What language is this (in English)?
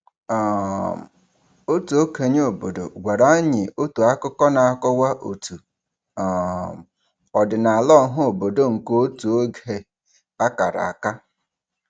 Igbo